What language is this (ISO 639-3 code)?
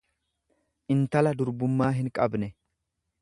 orm